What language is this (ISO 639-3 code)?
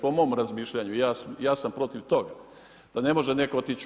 hrv